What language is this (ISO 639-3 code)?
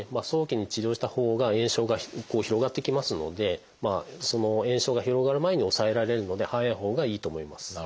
jpn